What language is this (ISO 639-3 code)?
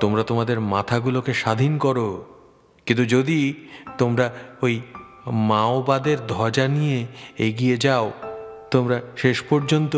ben